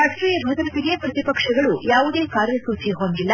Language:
Kannada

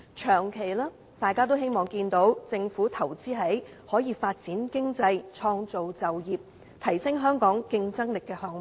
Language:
Cantonese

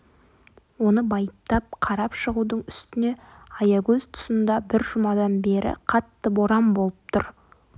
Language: Kazakh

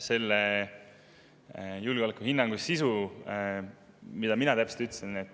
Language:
Estonian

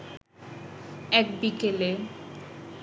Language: Bangla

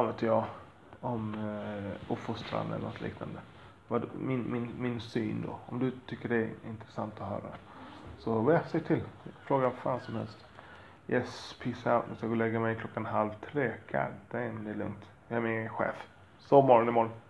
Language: Swedish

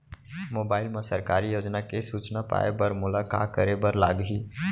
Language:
Chhattisgarhi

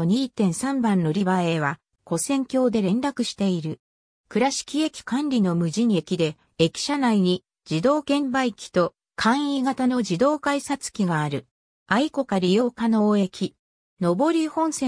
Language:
Japanese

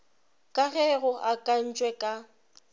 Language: Northern Sotho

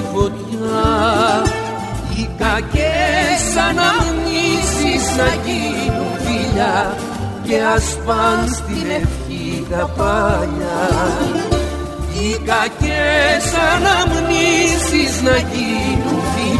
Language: Greek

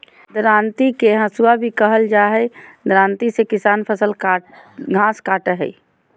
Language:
Magahi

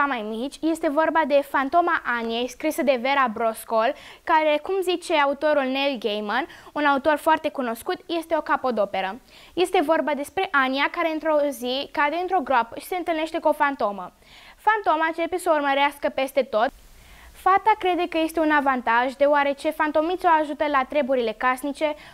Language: Romanian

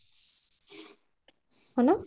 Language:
Odia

